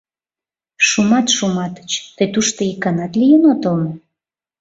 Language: Mari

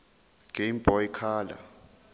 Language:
Zulu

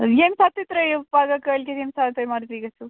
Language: Kashmiri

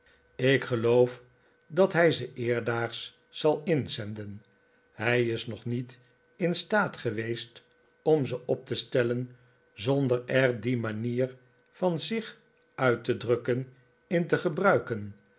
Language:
Dutch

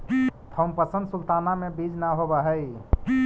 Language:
Magahi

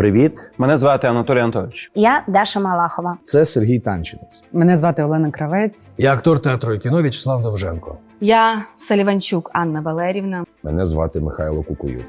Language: Ukrainian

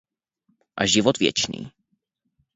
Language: Czech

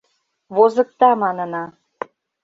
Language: Mari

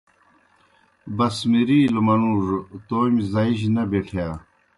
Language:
Kohistani Shina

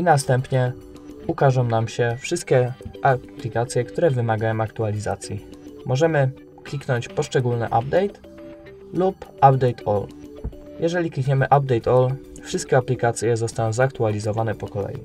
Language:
Polish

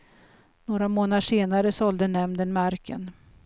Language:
Swedish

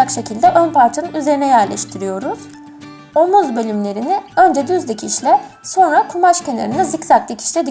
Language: Turkish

